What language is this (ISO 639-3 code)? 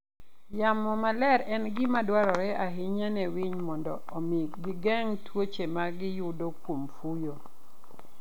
luo